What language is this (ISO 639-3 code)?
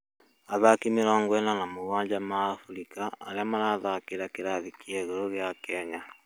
kik